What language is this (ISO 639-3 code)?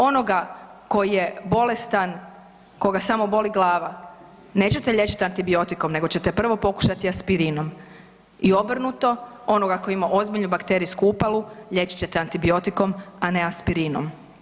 hrv